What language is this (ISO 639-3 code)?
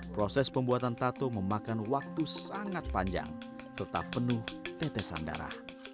ind